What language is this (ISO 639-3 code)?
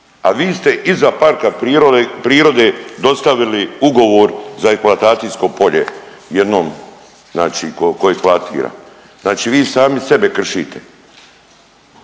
hrv